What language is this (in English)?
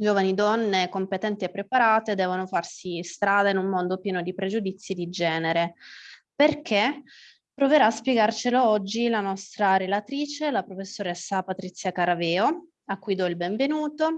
Italian